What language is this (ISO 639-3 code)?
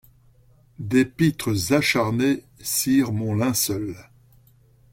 fra